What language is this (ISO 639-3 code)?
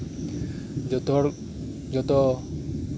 sat